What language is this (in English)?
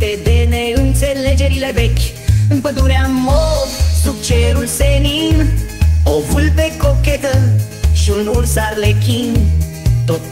Romanian